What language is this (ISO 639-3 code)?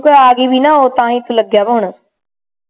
pan